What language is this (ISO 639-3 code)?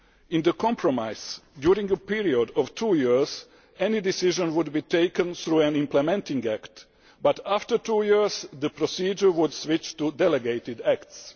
eng